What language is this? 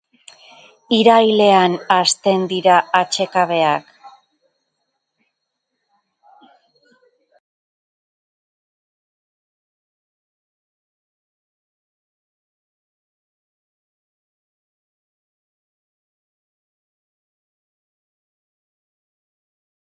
Basque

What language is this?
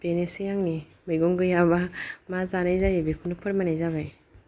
Bodo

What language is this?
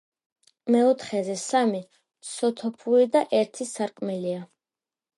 Georgian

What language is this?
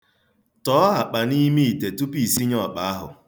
Igbo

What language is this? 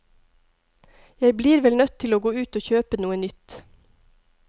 Norwegian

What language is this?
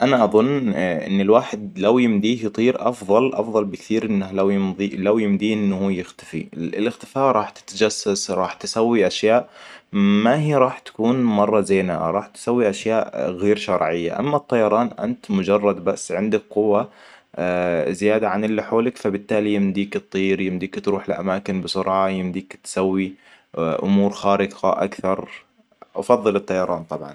Hijazi Arabic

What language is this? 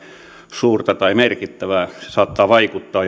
Finnish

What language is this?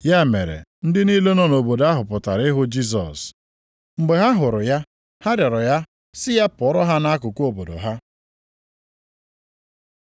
Igbo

